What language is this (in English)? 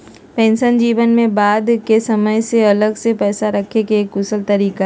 Magahi